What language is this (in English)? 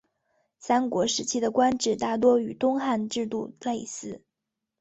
Chinese